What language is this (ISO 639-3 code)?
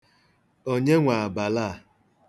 ibo